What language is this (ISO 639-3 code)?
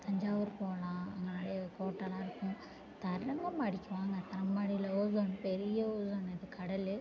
tam